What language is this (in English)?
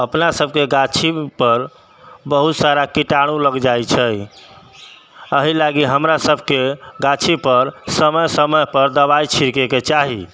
Maithili